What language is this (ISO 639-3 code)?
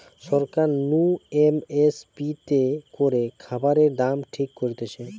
ben